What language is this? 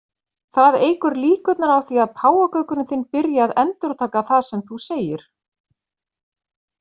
Icelandic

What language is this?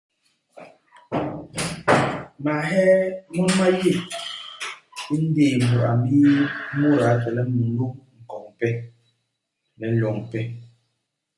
Basaa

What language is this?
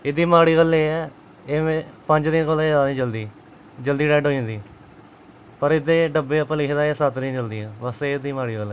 Dogri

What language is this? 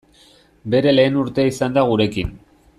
Basque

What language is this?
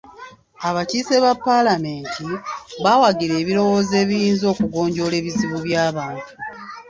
Ganda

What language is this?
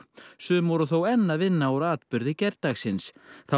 Icelandic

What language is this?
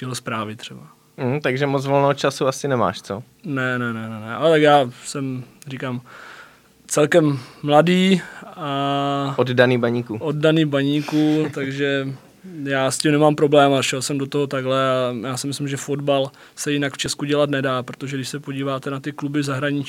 Czech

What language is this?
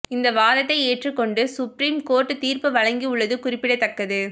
Tamil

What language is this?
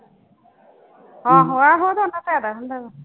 Punjabi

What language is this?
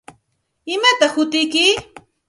Santa Ana de Tusi Pasco Quechua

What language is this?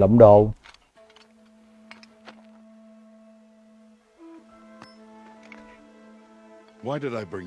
Vietnamese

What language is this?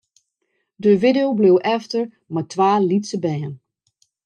Western Frisian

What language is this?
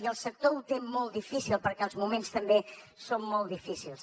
Catalan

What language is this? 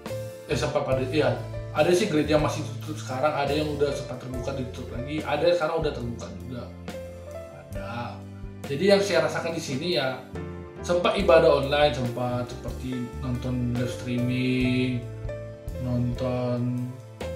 Indonesian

